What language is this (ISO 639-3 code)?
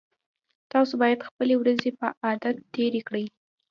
pus